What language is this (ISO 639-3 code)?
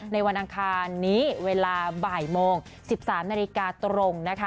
tha